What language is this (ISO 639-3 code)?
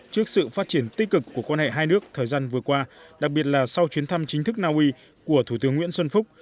vie